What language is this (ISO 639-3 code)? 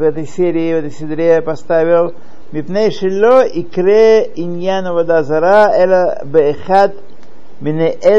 rus